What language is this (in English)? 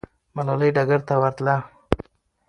Pashto